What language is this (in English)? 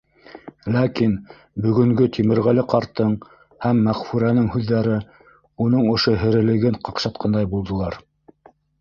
Bashkir